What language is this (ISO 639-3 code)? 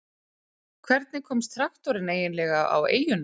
isl